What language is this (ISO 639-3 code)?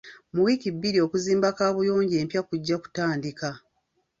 lug